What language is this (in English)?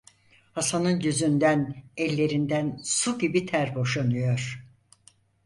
Turkish